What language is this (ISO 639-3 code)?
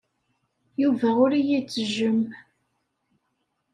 kab